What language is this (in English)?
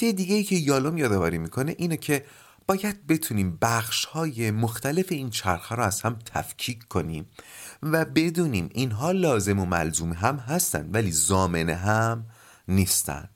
Persian